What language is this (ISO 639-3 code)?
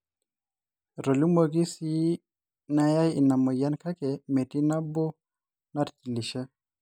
mas